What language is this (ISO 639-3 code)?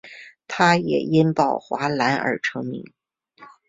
zho